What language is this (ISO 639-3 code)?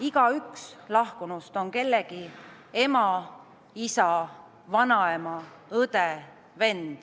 est